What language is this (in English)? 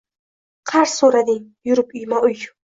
Uzbek